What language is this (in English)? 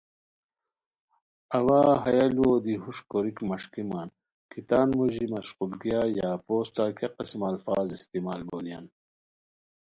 Khowar